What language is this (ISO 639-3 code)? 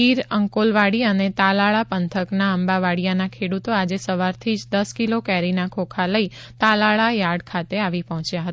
guj